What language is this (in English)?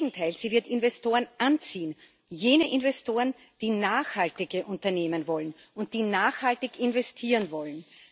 German